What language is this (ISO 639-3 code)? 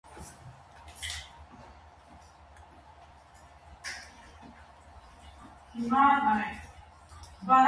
hye